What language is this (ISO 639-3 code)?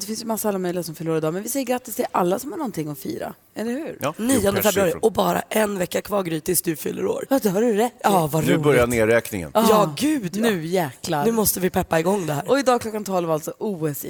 swe